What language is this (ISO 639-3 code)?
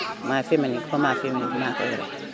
wol